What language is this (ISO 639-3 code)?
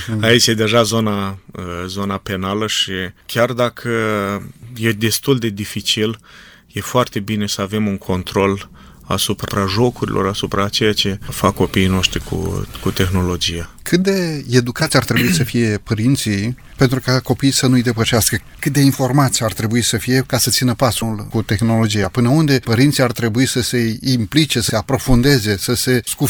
ron